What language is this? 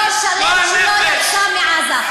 Hebrew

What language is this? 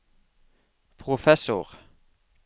Norwegian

